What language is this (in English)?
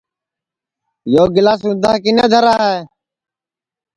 Sansi